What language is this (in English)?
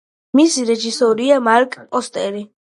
Georgian